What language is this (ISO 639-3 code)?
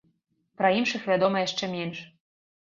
bel